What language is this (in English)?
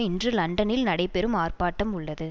Tamil